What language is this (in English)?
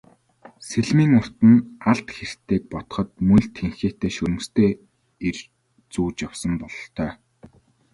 Mongolian